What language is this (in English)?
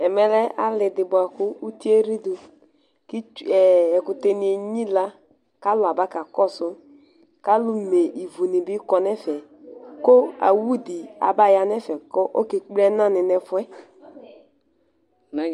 Ikposo